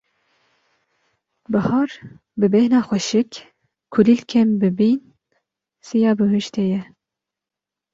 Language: Kurdish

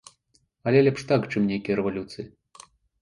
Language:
Belarusian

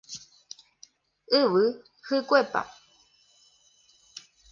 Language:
Guarani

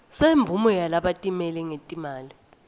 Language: Swati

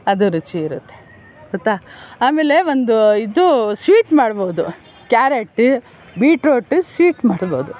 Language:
Kannada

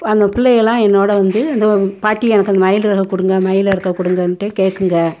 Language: Tamil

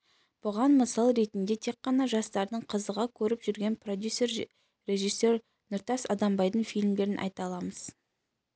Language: Kazakh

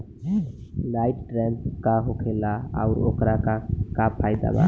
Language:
Bhojpuri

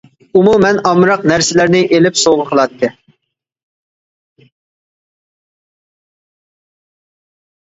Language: Uyghur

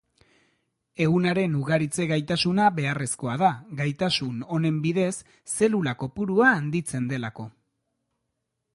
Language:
Basque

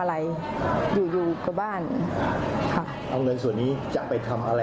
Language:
Thai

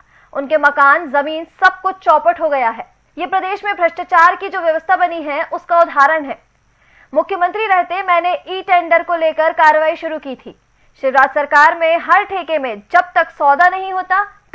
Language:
Hindi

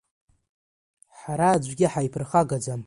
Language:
Abkhazian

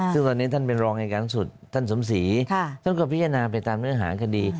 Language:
Thai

